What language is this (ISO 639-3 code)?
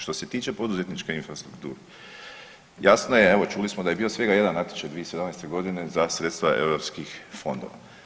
hrv